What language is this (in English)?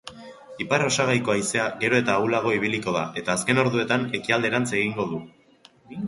Basque